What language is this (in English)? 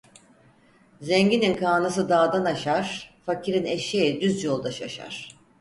Turkish